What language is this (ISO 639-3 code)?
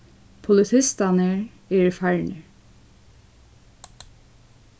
fao